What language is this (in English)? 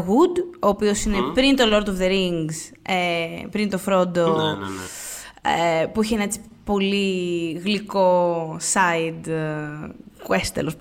Greek